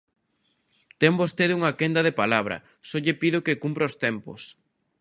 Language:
Galician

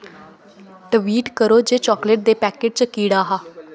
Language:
Dogri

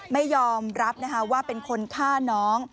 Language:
Thai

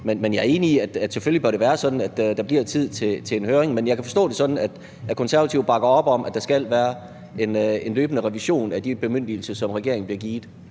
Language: Danish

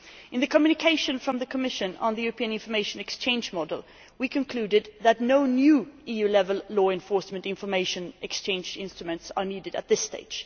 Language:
English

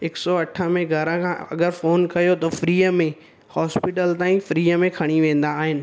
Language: Sindhi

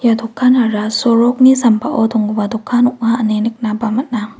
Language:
Garo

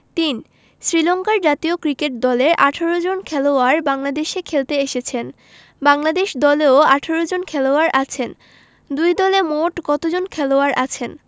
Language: Bangla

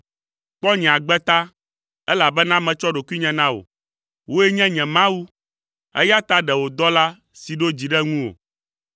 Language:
Ewe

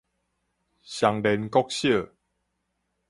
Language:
Min Nan Chinese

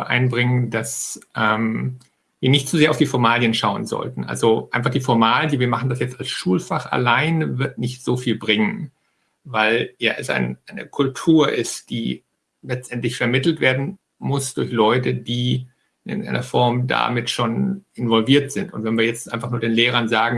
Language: German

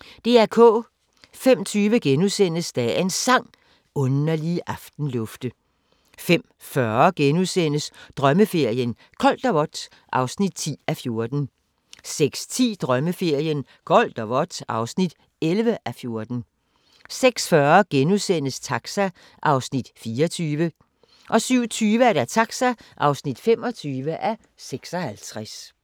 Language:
Danish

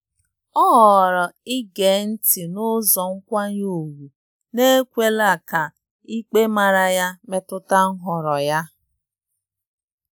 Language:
Igbo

